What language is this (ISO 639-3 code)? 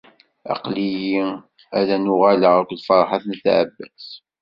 kab